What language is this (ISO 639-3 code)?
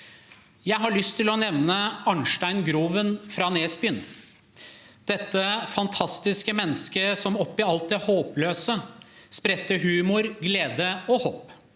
nor